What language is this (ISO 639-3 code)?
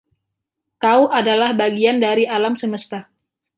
ind